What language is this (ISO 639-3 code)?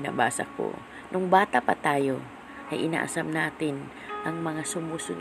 fil